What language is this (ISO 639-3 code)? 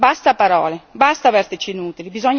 ita